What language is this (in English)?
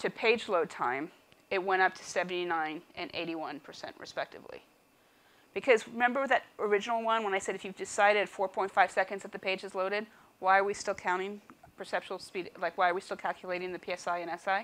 English